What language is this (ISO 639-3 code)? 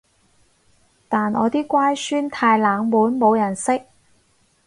yue